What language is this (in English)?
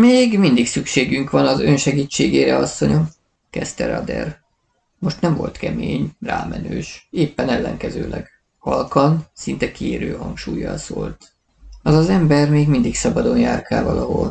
Hungarian